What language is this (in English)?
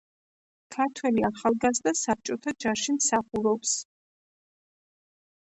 Georgian